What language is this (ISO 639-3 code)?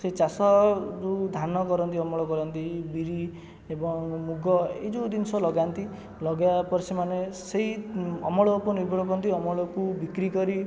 ori